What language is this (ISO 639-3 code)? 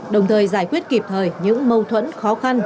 vie